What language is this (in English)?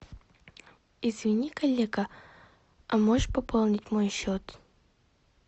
Russian